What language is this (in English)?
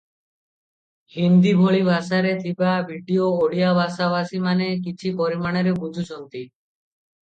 Odia